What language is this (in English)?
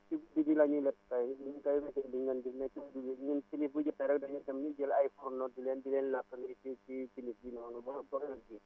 Wolof